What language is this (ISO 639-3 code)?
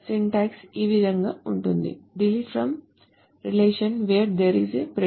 tel